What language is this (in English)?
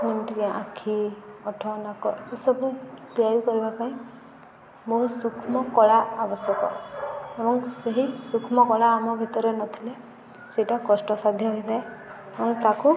Odia